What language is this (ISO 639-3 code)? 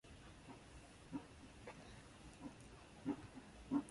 swa